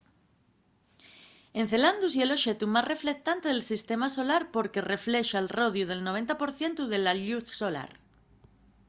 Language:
Asturian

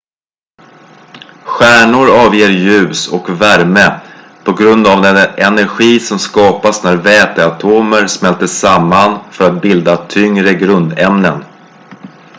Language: Swedish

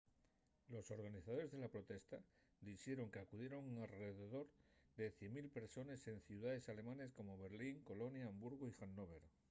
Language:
Asturian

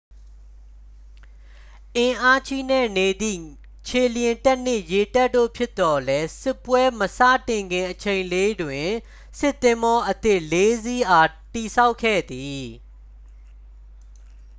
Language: Burmese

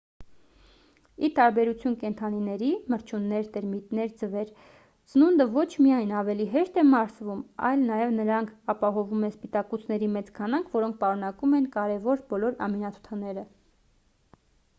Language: Armenian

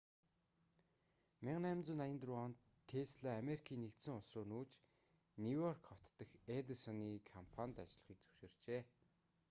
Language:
Mongolian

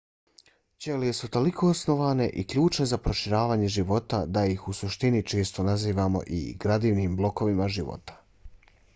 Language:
Bosnian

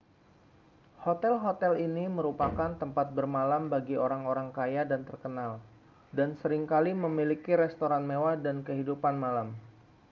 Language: Indonesian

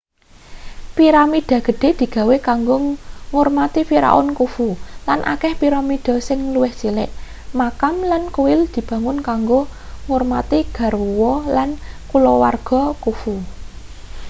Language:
Javanese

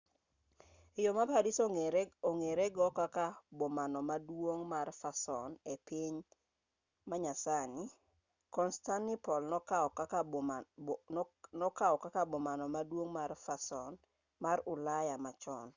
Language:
Luo (Kenya and Tanzania)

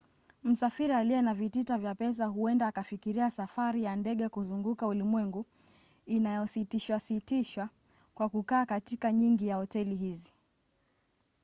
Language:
Swahili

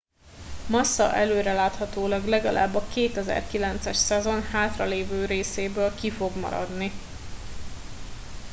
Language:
Hungarian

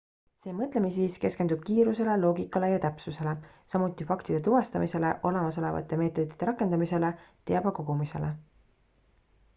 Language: Estonian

